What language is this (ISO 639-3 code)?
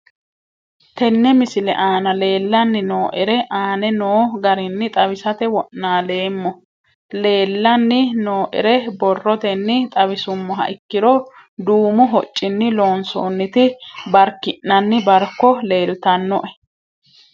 sid